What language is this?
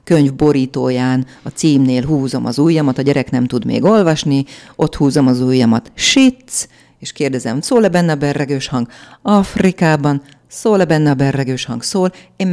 Hungarian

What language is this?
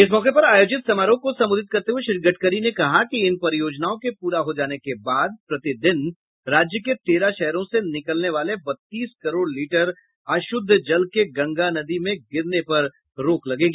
Hindi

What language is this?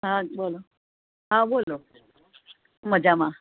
Gujarati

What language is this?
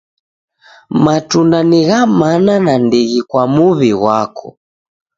Taita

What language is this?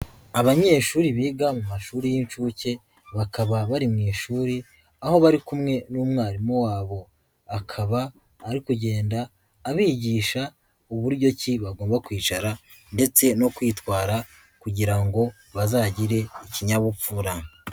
Kinyarwanda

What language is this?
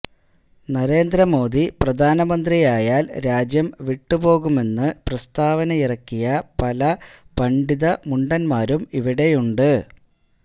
Malayalam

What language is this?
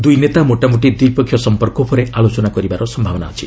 Odia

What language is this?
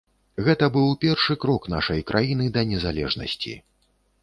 Belarusian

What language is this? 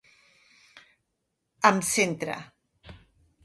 Catalan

